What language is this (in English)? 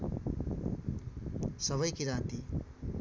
Nepali